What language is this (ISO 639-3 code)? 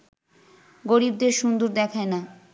ben